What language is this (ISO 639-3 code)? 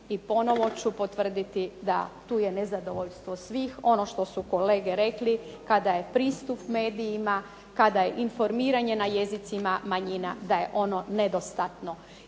hrv